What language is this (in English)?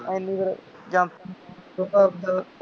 Punjabi